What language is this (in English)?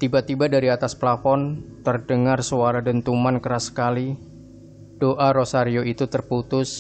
Indonesian